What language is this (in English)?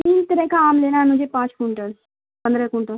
Urdu